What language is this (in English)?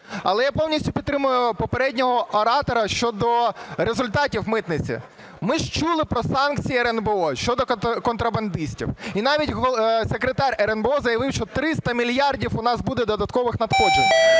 Ukrainian